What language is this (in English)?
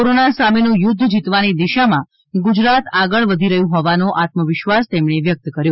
Gujarati